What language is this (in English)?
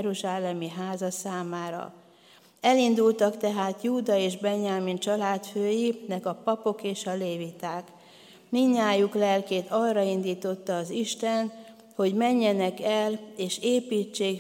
Hungarian